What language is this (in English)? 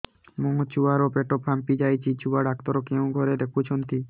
Odia